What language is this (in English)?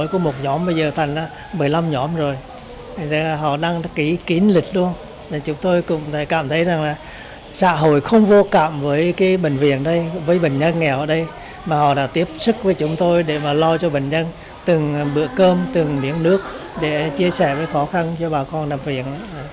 Vietnamese